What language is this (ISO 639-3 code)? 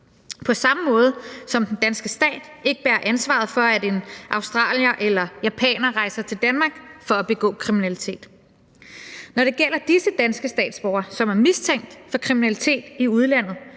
dan